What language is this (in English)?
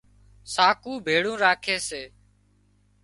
Wadiyara Koli